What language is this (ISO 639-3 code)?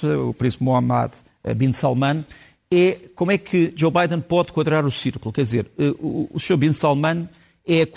por